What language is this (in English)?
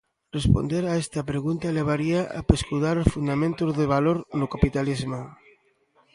Galician